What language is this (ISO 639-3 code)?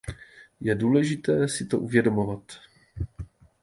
ces